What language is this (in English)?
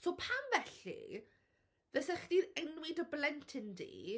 Welsh